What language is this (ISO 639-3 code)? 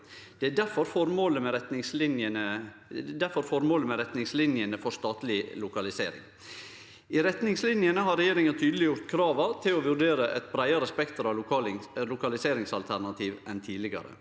nor